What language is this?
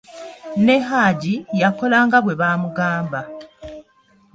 Ganda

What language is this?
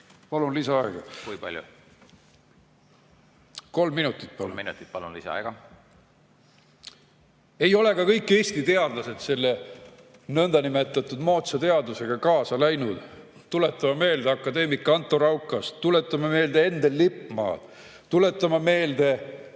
Estonian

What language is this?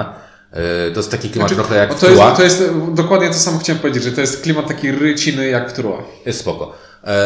Polish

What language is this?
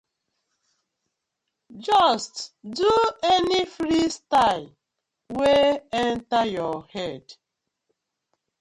Nigerian Pidgin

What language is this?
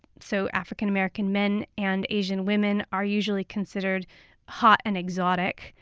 English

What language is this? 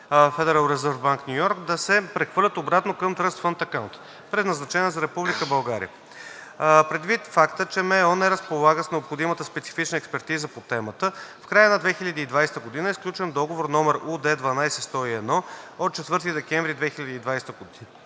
Bulgarian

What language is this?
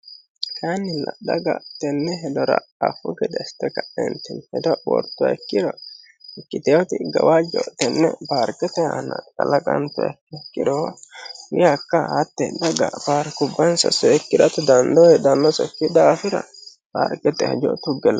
Sidamo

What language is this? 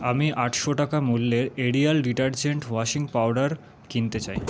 Bangla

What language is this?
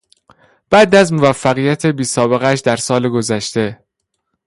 Persian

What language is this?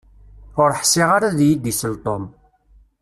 Kabyle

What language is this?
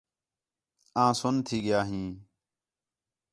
Khetrani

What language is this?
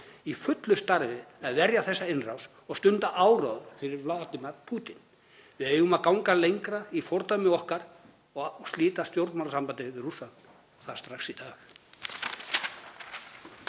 Icelandic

